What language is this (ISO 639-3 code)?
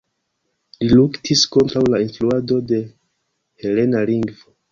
epo